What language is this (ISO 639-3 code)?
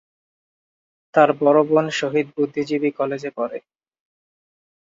ben